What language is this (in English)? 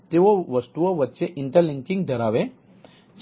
Gujarati